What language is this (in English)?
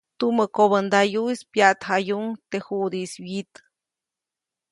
Copainalá Zoque